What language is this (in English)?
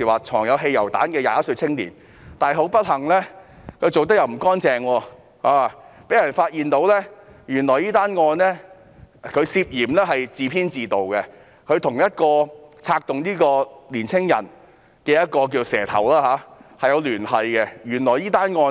Cantonese